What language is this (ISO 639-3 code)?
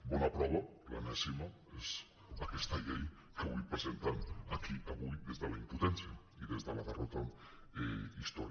cat